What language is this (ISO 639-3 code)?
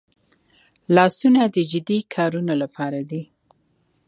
pus